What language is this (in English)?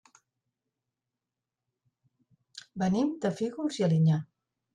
Catalan